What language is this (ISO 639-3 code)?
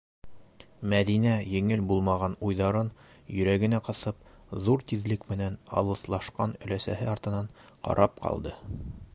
bak